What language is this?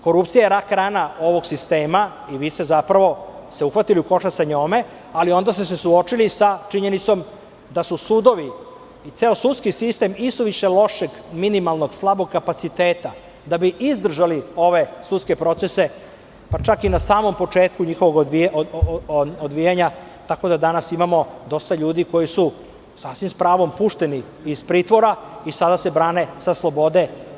Serbian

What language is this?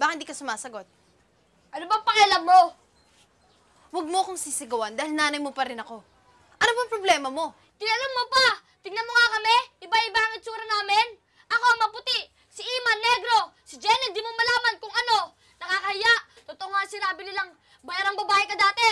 Filipino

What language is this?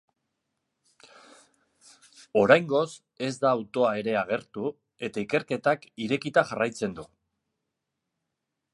Basque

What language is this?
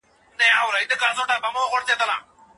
Pashto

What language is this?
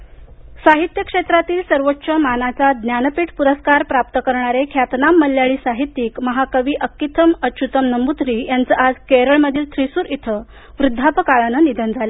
Marathi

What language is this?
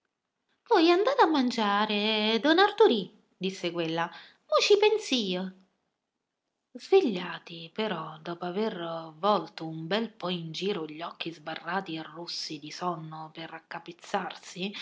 Italian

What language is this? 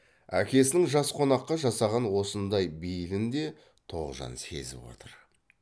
Kazakh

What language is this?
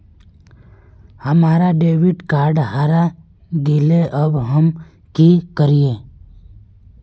Magahi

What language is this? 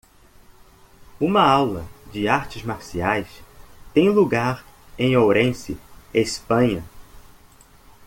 Portuguese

